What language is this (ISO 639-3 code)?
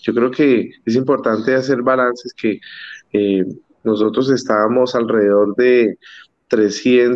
spa